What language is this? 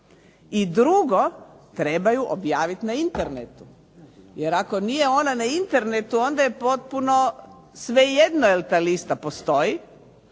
Croatian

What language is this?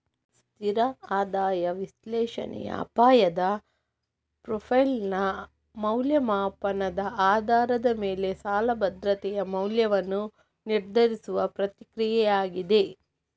Kannada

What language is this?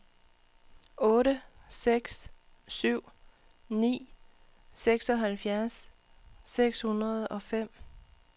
Danish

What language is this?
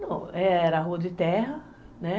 Portuguese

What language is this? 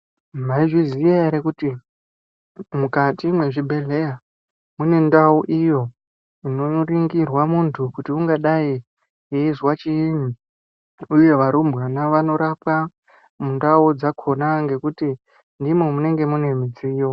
Ndau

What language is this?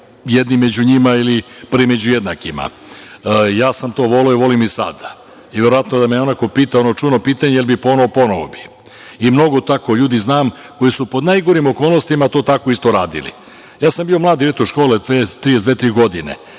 Serbian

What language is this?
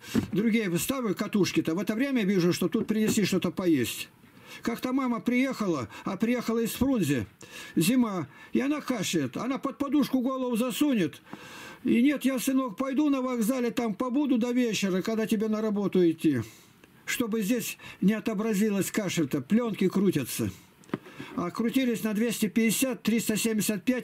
Russian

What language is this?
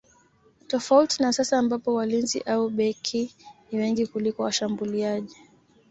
Swahili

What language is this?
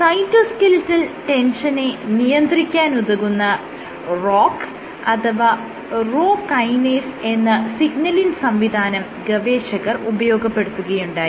Malayalam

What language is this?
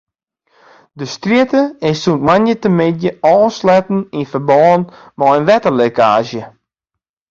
Western Frisian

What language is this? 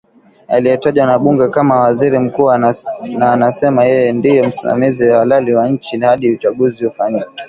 Swahili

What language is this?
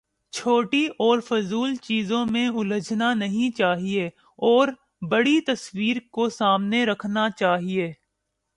Urdu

